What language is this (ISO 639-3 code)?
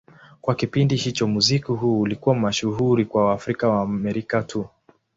swa